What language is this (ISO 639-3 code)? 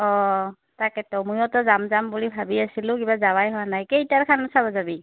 asm